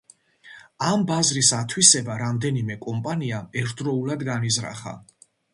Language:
Georgian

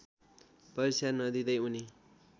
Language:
Nepali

